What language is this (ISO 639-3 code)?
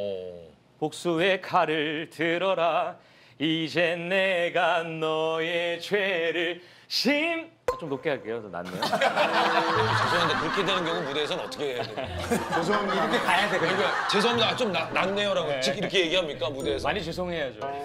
kor